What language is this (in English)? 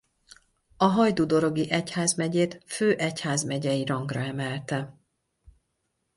Hungarian